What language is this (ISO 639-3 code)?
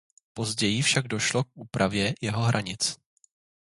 ces